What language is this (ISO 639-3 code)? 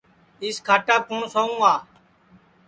ssi